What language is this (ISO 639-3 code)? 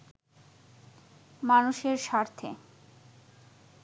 ben